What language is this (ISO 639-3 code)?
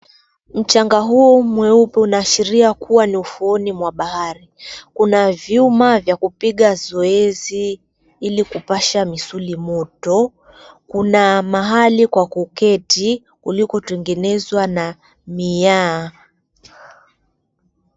swa